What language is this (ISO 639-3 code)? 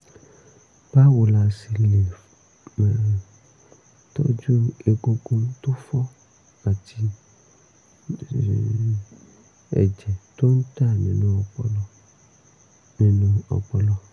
yor